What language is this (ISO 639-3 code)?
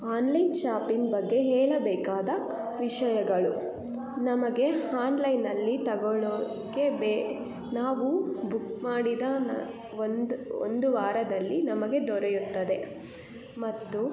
kan